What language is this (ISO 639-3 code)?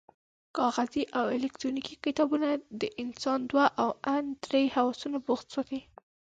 pus